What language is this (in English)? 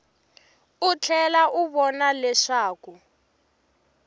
Tsonga